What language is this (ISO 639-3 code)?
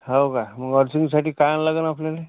mar